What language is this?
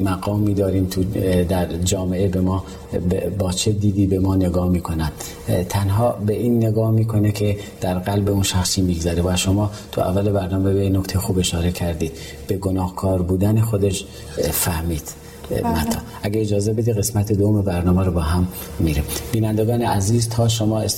Persian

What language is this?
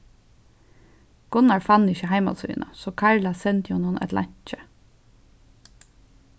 Faroese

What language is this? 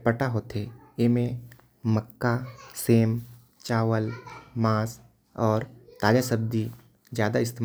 Korwa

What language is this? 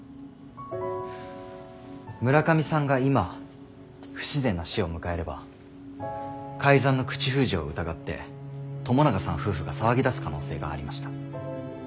Japanese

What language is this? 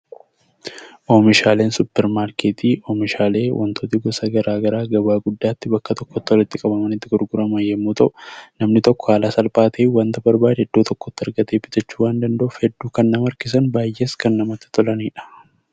Oromo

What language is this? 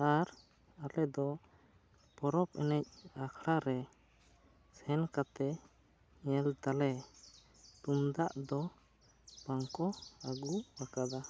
Santali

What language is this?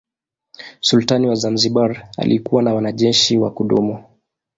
Swahili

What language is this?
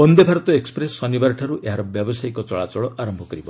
Odia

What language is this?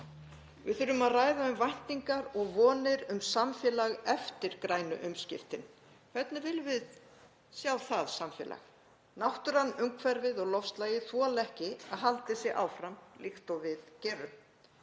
Icelandic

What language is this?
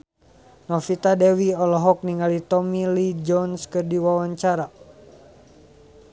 Sundanese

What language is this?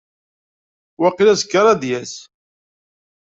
Kabyle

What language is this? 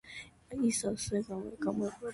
Georgian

